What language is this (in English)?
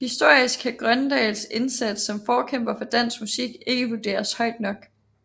Danish